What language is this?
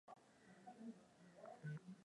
Swahili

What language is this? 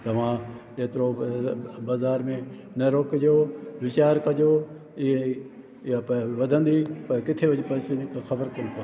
Sindhi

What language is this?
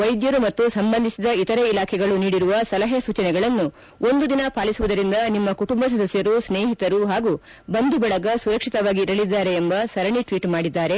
Kannada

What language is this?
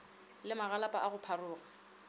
Northern Sotho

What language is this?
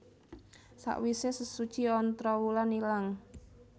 Javanese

